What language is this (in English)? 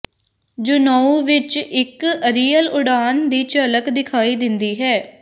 Punjabi